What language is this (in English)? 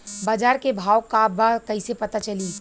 Bhojpuri